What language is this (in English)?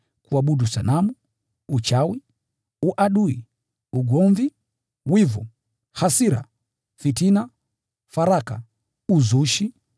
Swahili